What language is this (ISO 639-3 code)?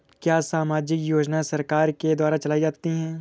hin